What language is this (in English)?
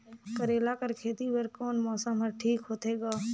Chhattisgarhi